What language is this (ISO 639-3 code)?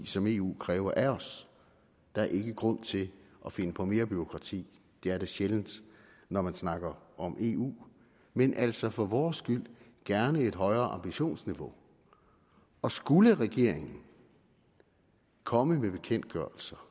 dan